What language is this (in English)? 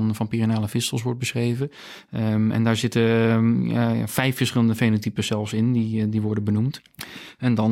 Dutch